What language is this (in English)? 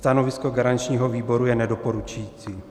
Czech